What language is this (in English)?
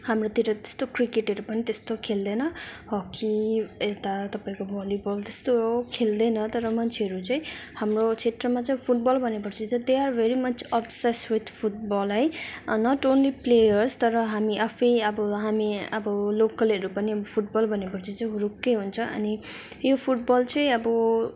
Nepali